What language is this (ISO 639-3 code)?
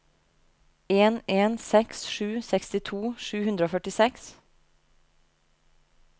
nor